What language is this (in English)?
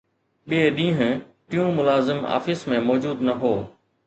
Sindhi